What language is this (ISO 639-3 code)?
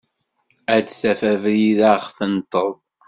kab